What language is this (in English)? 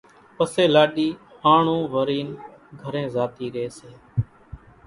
Kachi Koli